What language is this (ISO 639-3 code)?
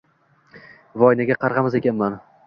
uzb